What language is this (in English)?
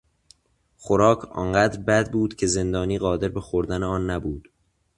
Persian